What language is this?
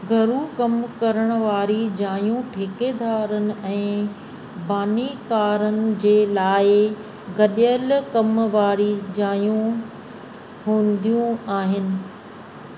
Sindhi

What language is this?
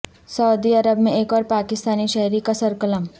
Urdu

